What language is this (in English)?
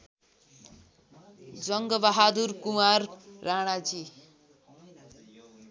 Nepali